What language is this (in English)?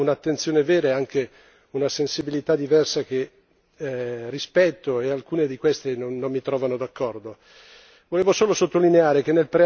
Italian